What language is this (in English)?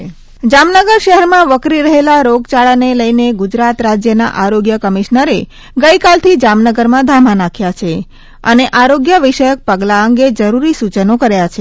Gujarati